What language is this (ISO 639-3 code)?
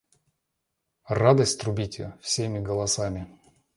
rus